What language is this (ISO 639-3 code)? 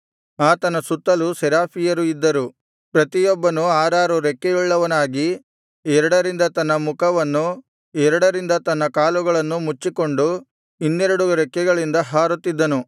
kan